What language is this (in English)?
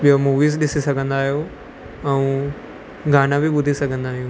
Sindhi